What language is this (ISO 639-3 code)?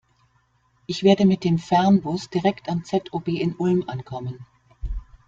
deu